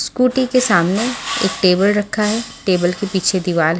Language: Hindi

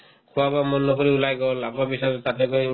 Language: Assamese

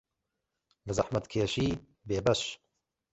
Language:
Central Kurdish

